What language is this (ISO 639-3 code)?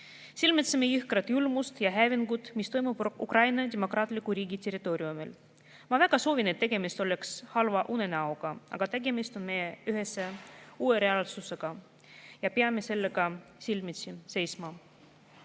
est